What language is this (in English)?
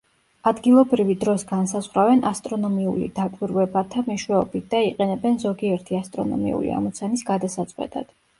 Georgian